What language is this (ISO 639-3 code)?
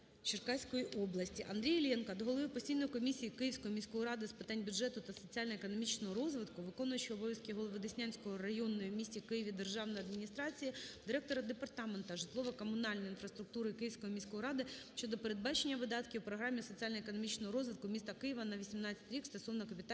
ukr